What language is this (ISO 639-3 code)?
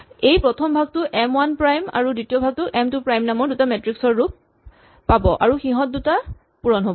asm